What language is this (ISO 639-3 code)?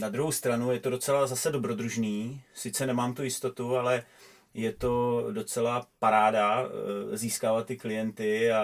ces